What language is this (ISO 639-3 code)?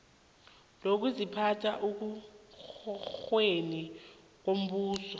nbl